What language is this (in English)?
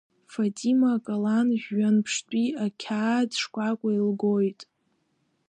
Abkhazian